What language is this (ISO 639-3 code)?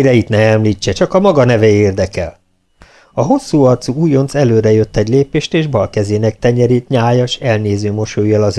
hun